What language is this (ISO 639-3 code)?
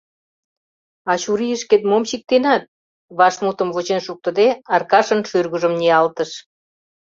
chm